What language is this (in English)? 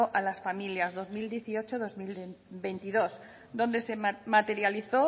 Spanish